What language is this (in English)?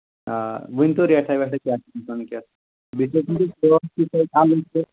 Kashmiri